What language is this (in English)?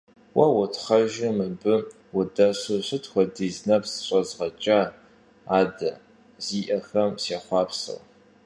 Kabardian